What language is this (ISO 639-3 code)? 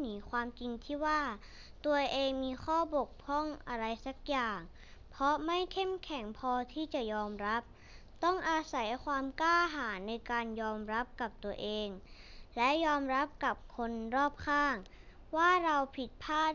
tha